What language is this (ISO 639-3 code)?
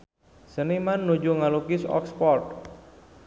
sun